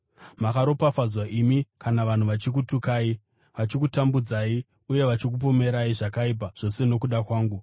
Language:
Shona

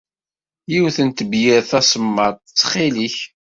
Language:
Kabyle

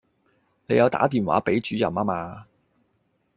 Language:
Cantonese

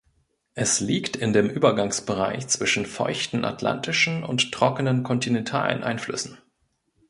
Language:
German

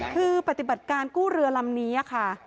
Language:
Thai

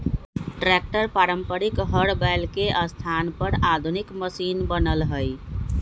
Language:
Magahi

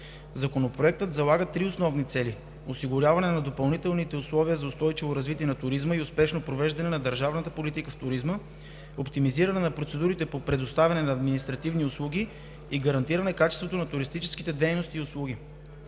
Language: Bulgarian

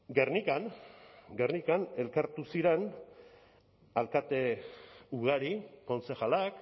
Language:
Basque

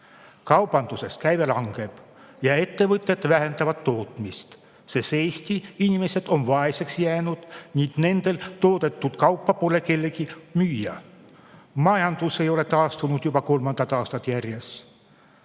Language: Estonian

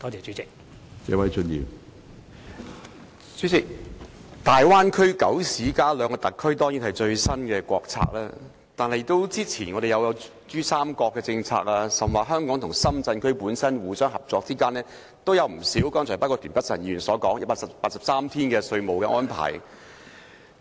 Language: Cantonese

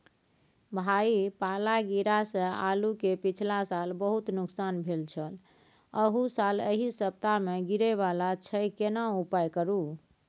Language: Maithili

